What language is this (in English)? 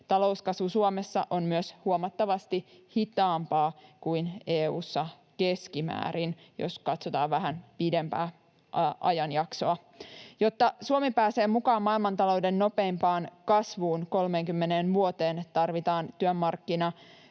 Finnish